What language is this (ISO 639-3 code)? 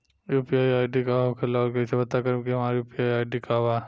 bho